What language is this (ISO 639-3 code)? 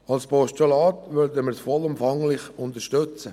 gsw